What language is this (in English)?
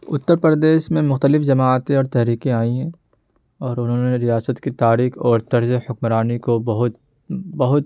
Urdu